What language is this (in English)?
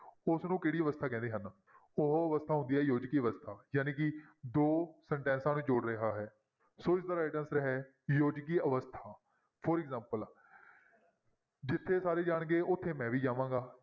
Punjabi